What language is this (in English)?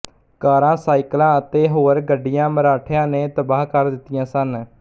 Punjabi